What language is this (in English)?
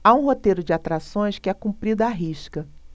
Portuguese